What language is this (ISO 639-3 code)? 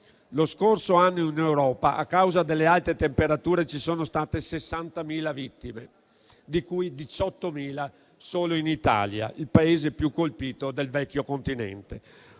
ita